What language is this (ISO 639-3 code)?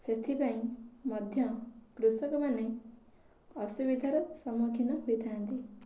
ori